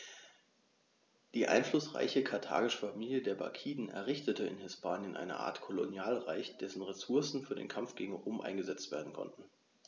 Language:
German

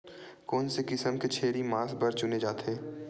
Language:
Chhattisgarhi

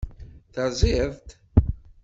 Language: Kabyle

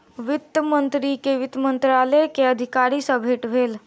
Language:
Maithili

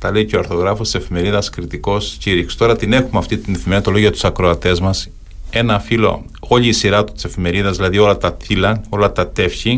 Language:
Greek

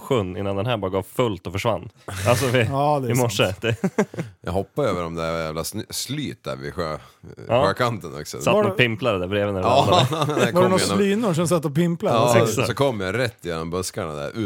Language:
Swedish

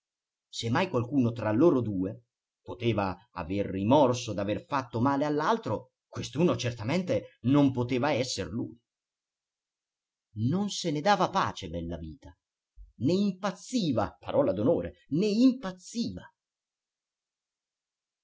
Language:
Italian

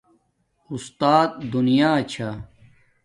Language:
Domaaki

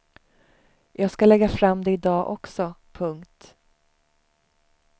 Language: Swedish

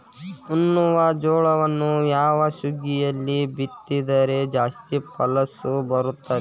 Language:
Kannada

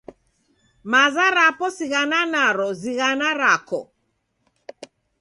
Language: Taita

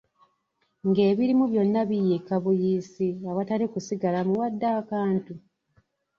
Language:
Ganda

